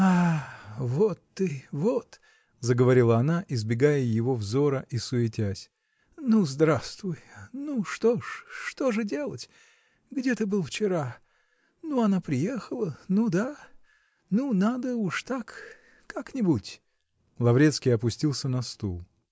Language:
Russian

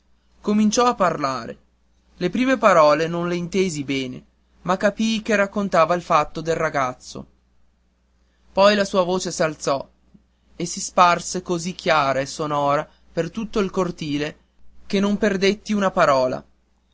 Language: Italian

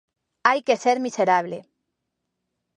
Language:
Galician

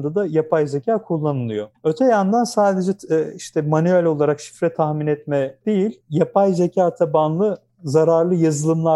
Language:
Turkish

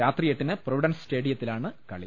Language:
Malayalam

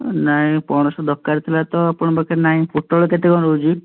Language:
Odia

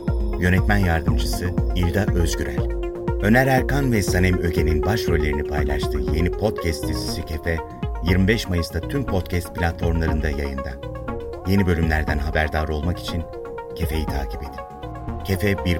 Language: Turkish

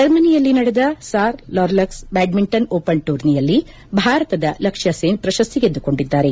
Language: Kannada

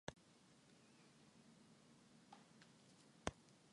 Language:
Basque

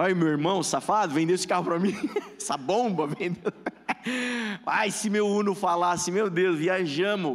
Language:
Portuguese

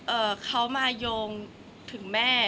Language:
Thai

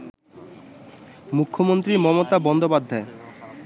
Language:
Bangla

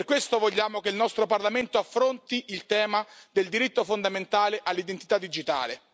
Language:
Italian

